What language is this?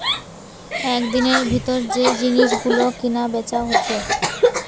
Bangla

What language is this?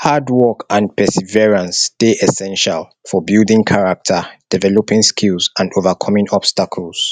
Nigerian Pidgin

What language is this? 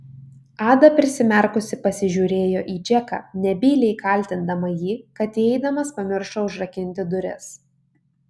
Lithuanian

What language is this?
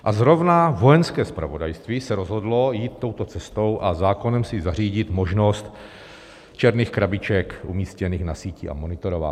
Czech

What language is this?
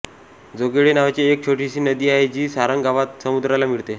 Marathi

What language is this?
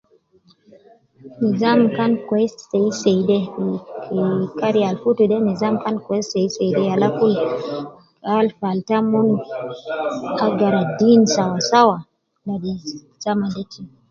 Nubi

